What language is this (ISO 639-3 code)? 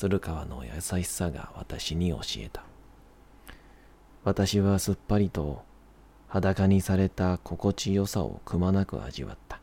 jpn